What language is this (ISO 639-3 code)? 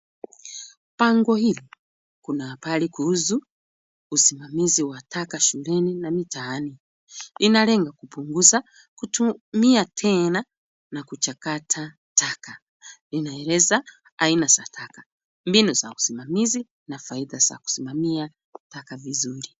swa